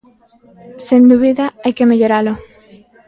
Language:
Galician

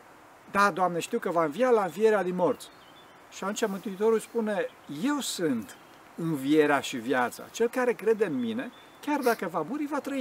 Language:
Romanian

